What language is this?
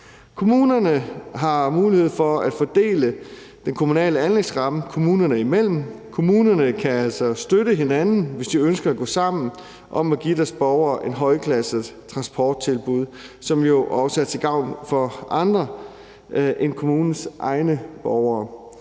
Danish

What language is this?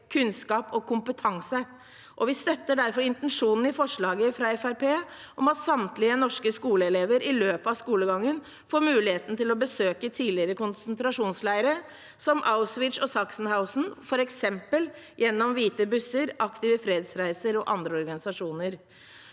Norwegian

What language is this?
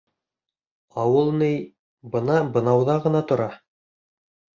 Bashkir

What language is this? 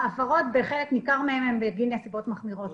Hebrew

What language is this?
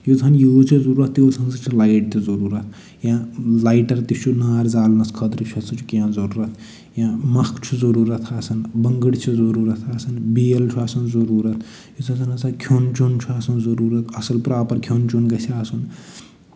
Kashmiri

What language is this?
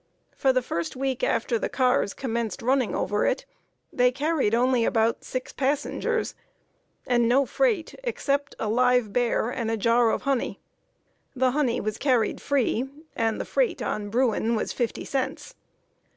English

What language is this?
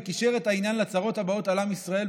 Hebrew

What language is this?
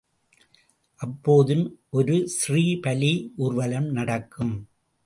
Tamil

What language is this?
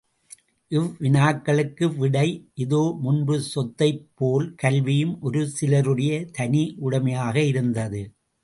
Tamil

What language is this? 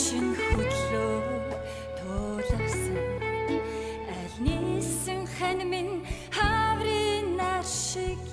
Mongolian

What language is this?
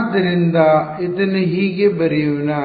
Kannada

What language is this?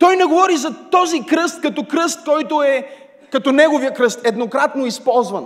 Bulgarian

